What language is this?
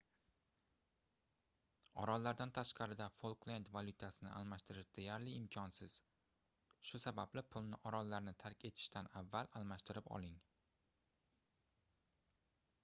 Uzbek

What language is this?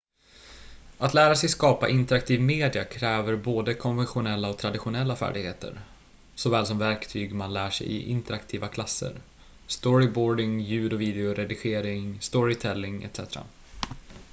Swedish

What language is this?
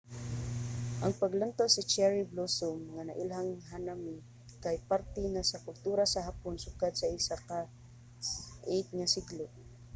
Cebuano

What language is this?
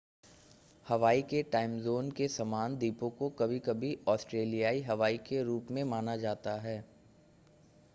Hindi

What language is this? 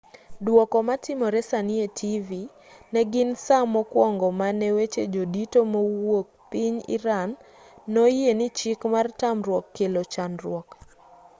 Luo (Kenya and Tanzania)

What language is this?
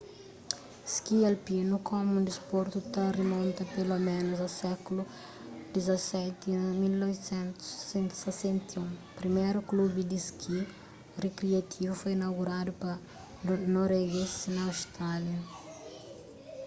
Kabuverdianu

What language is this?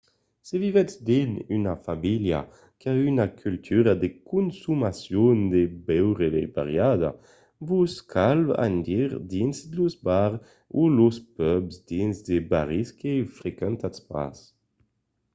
Occitan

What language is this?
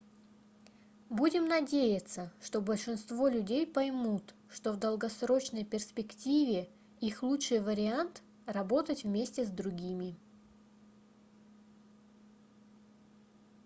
Russian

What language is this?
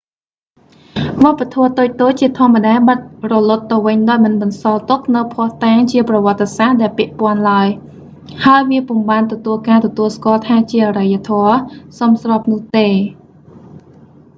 Khmer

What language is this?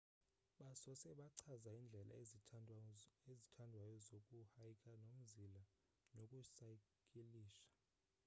Xhosa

